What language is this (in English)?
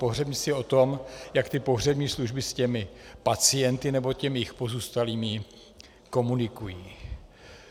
Czech